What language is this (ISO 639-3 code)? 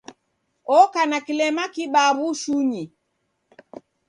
dav